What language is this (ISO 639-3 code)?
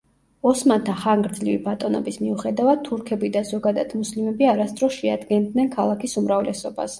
kat